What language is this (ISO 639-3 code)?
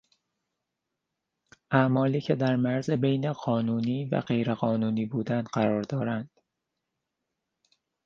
fas